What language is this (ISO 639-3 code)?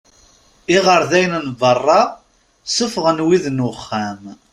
kab